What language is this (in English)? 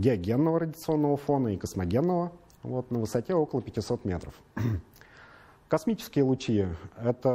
Russian